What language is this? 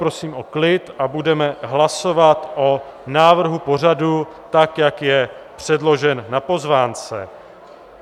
Czech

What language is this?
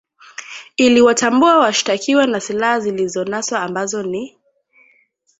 Swahili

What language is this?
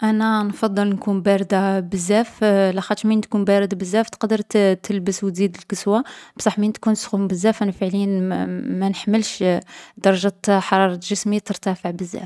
Algerian Arabic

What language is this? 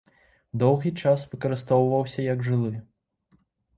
Belarusian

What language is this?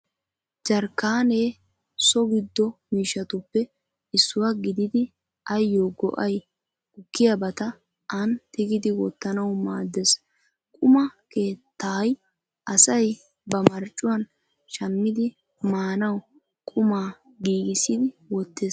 Wolaytta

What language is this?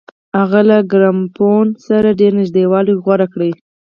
Pashto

